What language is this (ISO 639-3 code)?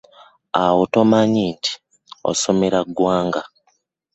lug